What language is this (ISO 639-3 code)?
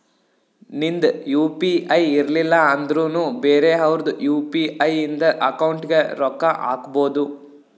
kan